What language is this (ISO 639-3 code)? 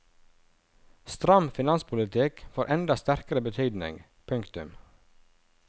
nor